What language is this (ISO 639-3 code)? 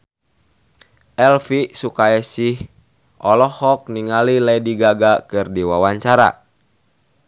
sun